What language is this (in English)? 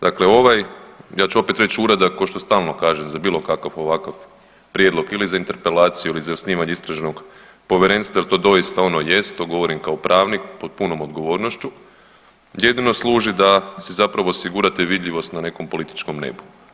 Croatian